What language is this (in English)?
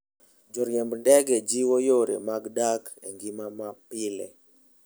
Luo (Kenya and Tanzania)